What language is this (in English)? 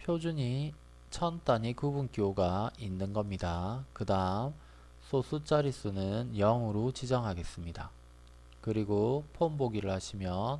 Korean